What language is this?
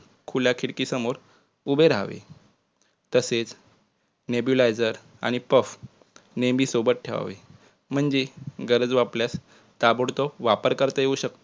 Marathi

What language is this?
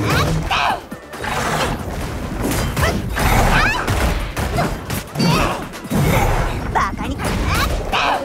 Japanese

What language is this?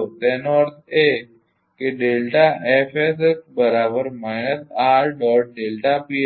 Gujarati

